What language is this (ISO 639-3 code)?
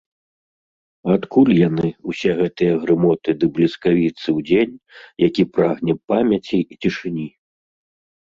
bel